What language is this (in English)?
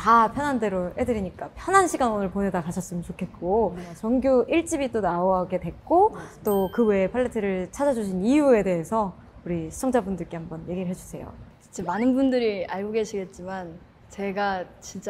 Korean